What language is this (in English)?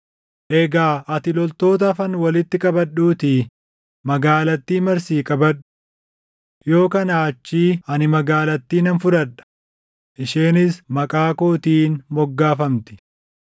Oromo